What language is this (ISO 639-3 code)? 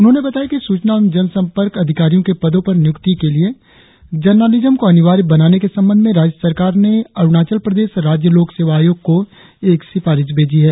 hin